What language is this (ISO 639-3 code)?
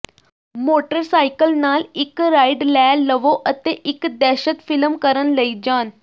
pan